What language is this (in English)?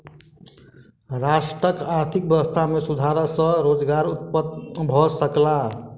Maithili